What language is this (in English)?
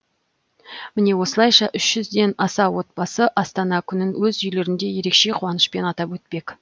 Kazakh